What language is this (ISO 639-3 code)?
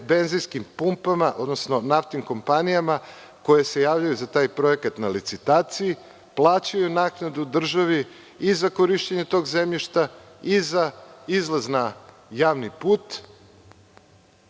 srp